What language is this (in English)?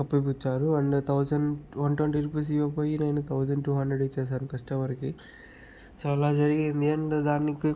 Telugu